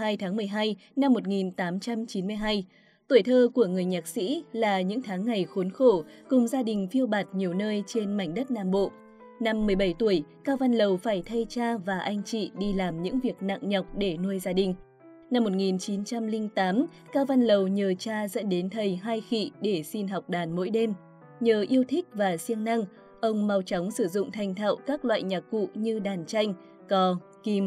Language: Vietnamese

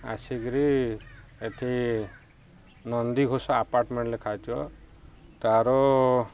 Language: Odia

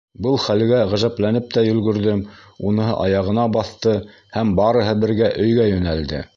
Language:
Bashkir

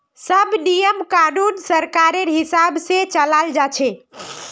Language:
Magahi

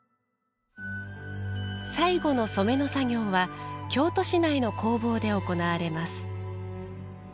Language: Japanese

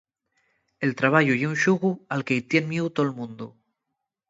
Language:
Asturian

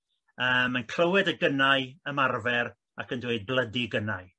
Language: Welsh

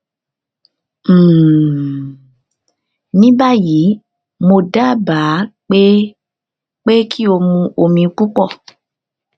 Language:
Yoruba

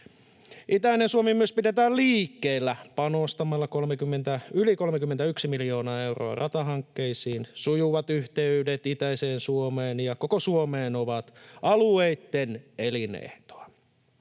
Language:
Finnish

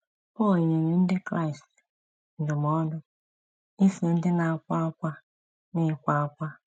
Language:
Igbo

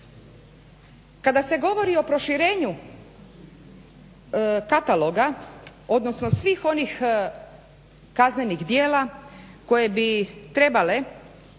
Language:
Croatian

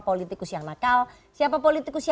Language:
Indonesian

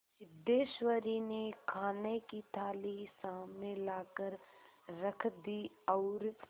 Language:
Hindi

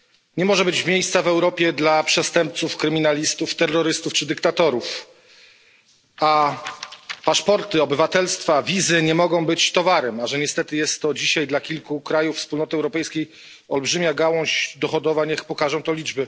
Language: Polish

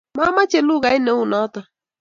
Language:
Kalenjin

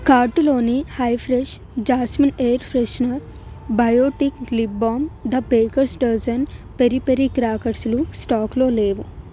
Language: Telugu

